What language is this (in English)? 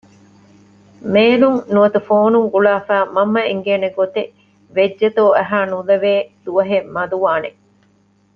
Divehi